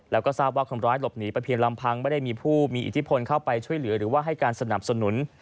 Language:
Thai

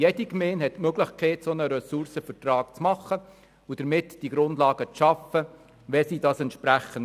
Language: Swiss German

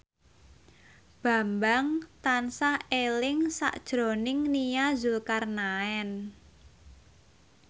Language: Javanese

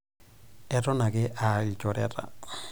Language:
Masai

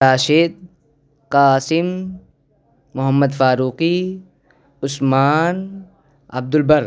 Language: Urdu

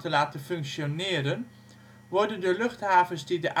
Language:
Dutch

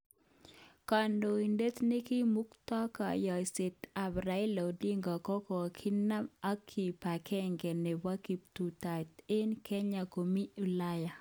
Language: Kalenjin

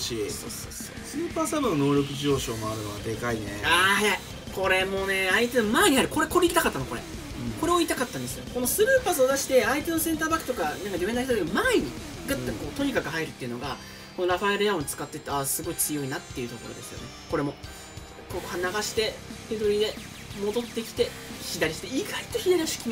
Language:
Japanese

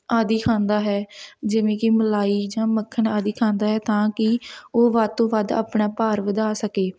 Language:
Punjabi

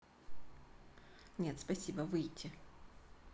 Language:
Russian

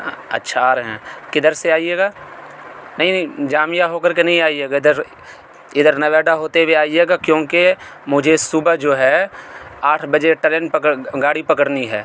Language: Urdu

